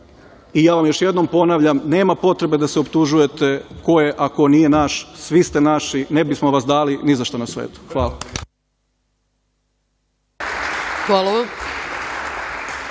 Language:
Serbian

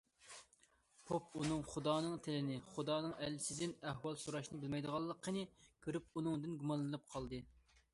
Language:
Uyghur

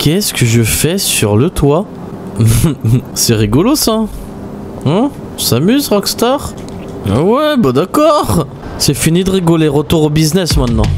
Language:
French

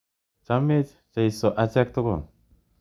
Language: Kalenjin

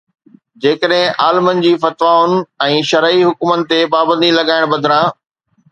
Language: Sindhi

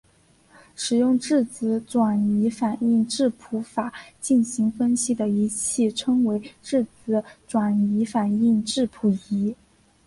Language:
Chinese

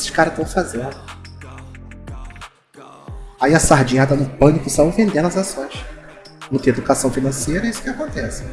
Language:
Portuguese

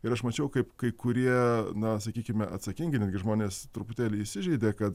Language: Lithuanian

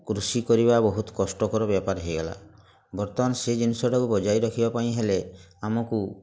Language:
Odia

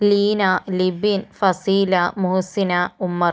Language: Malayalam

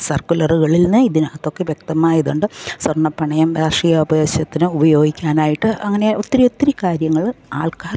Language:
Malayalam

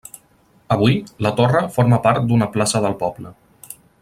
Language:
Catalan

